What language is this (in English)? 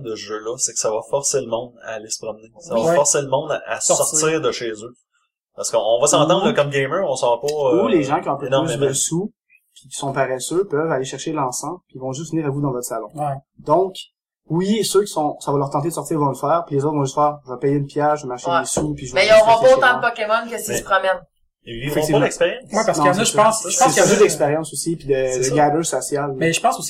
French